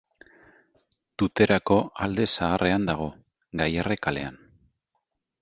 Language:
Basque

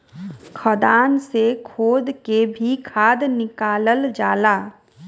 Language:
Bhojpuri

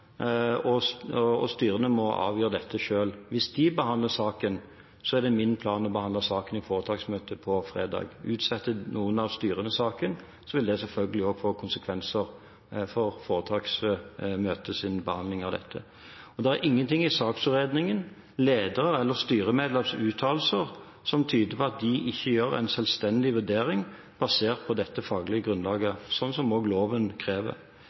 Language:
Norwegian Bokmål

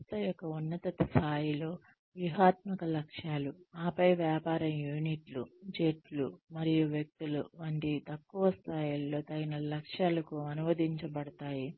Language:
Telugu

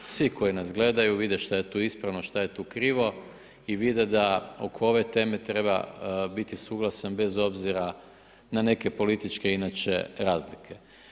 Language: Croatian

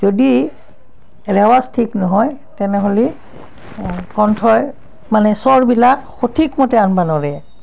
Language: Assamese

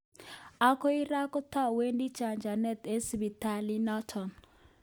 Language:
Kalenjin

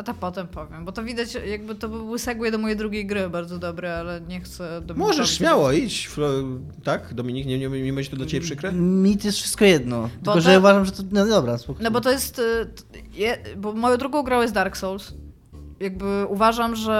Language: Polish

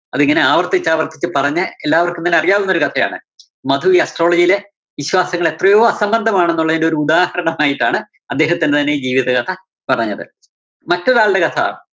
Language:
Malayalam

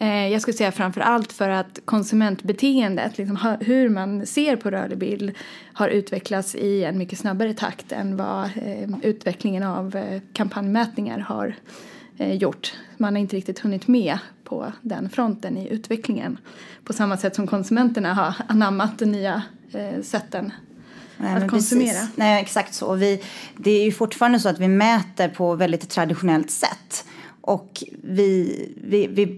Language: Swedish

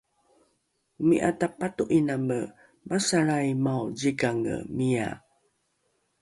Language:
Rukai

